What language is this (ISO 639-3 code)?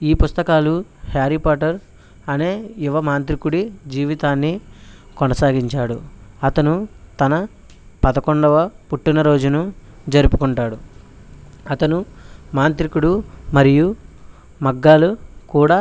tel